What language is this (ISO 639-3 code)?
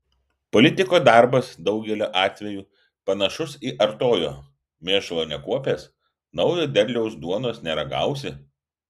lit